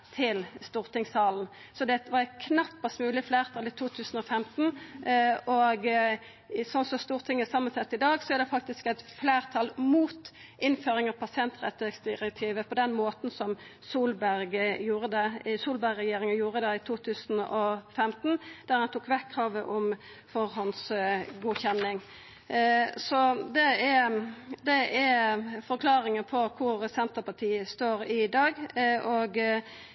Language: Norwegian Nynorsk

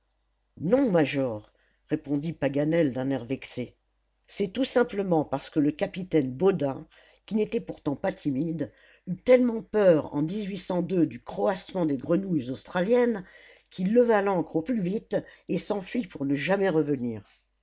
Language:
French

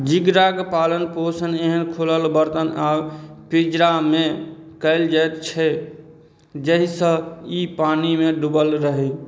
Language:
Maithili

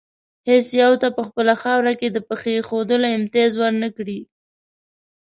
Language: Pashto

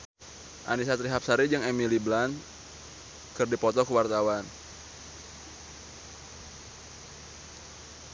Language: Sundanese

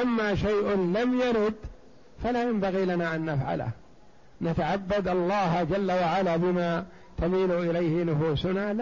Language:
Arabic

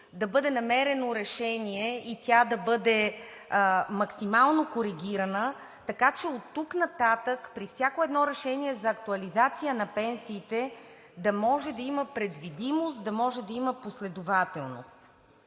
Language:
Bulgarian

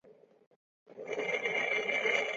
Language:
Chinese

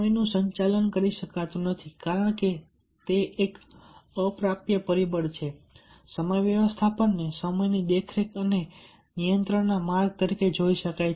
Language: Gujarati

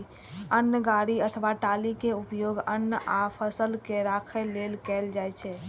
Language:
Maithili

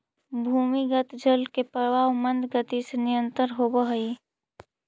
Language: Magahi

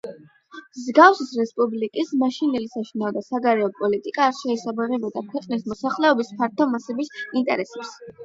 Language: Georgian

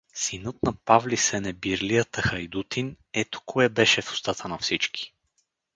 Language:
Bulgarian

